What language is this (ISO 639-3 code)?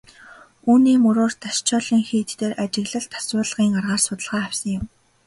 mon